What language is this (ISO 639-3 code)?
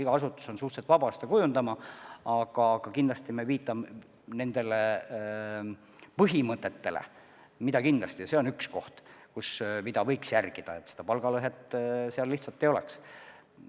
est